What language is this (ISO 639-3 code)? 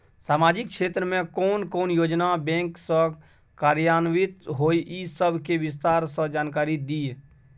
mai